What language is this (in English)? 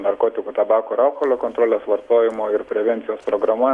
Lithuanian